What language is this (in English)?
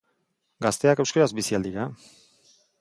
Basque